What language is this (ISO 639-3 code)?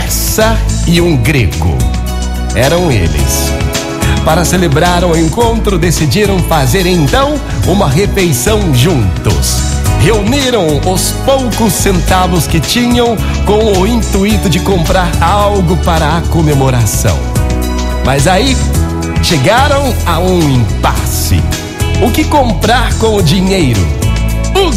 por